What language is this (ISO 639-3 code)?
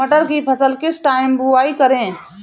hin